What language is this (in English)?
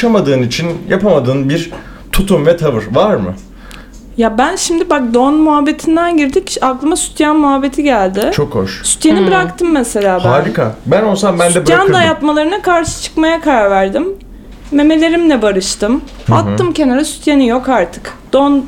Turkish